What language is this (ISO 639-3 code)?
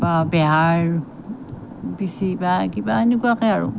asm